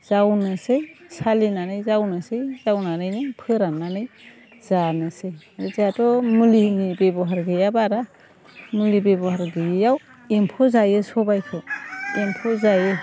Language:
Bodo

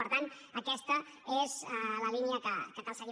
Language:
Catalan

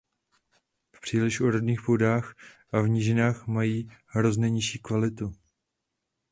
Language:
Czech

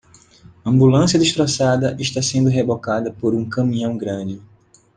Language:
Portuguese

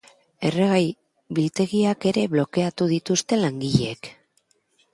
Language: Basque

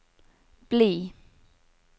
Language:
Norwegian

